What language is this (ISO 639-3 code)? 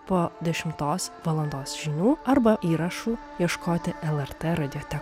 lit